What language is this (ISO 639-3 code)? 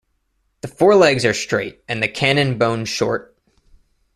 eng